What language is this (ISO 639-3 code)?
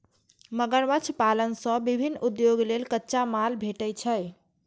mai